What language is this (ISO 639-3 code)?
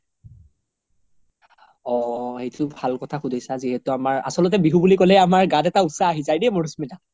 asm